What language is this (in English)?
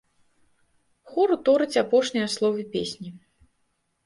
Belarusian